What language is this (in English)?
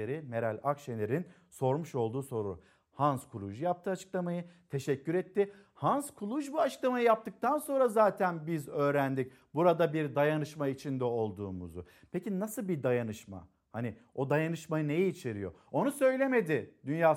Turkish